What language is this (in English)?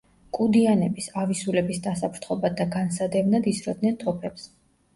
Georgian